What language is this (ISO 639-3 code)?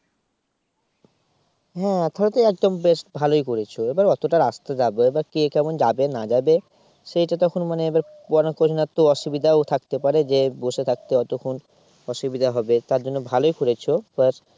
ben